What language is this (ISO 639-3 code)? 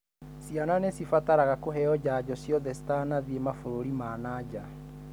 kik